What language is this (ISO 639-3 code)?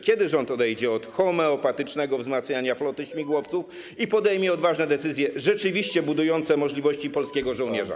pol